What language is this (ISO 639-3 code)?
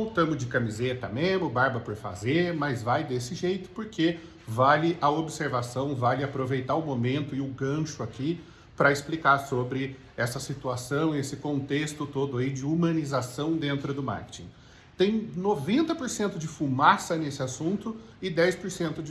por